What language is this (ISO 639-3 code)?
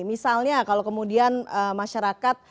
ind